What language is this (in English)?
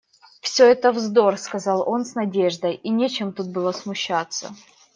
Russian